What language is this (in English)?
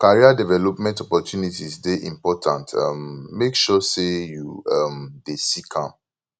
Nigerian Pidgin